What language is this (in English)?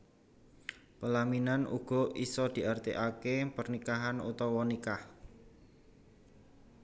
Javanese